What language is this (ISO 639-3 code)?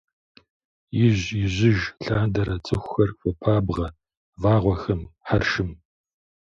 kbd